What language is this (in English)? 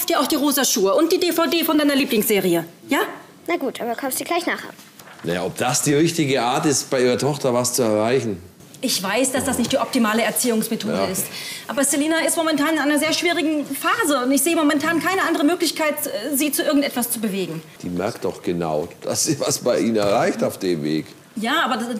German